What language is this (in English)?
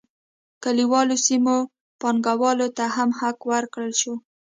Pashto